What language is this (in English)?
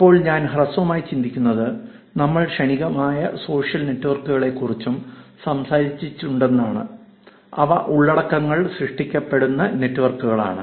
Malayalam